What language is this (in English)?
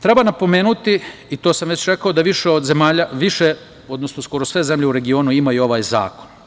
Serbian